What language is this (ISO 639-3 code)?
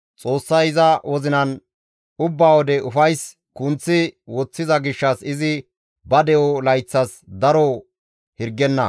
gmv